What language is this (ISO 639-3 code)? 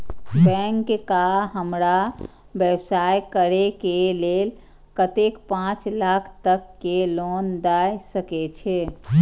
mai